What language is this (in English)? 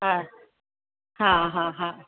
Sindhi